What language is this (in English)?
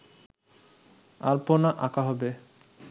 Bangla